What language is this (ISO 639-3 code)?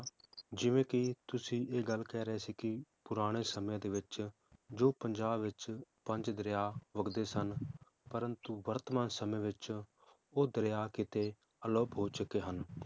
pan